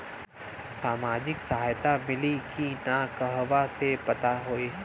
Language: Bhojpuri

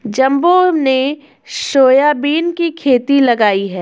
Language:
Hindi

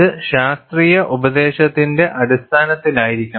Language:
Malayalam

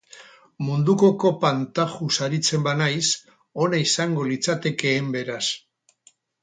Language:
Basque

